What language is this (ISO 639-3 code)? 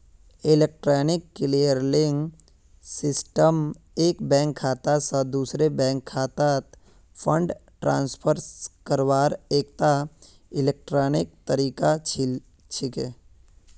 mag